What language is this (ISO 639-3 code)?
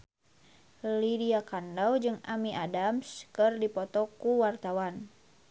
sun